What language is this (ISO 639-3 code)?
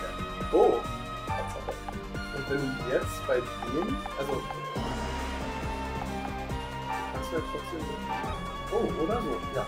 deu